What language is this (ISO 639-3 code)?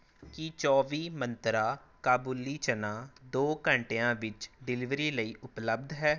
pan